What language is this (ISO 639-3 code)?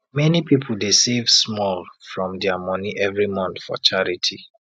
pcm